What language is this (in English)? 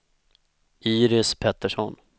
Swedish